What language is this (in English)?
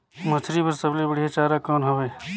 Chhattisgarhi